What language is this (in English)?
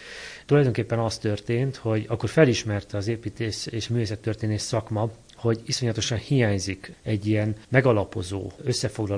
Hungarian